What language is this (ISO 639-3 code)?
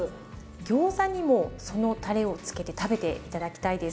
jpn